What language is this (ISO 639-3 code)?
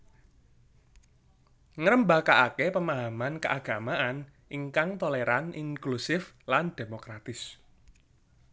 jav